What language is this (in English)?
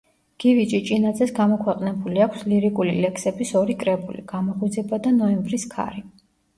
Georgian